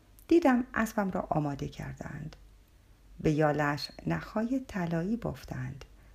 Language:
Persian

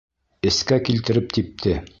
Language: Bashkir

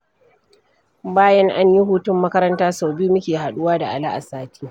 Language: Hausa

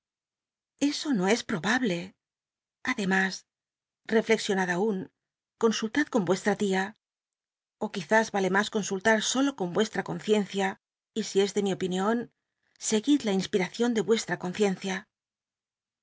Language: Spanish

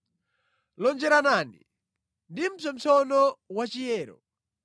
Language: Nyanja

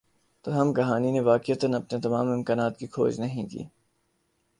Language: Urdu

